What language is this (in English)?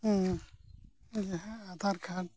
Santali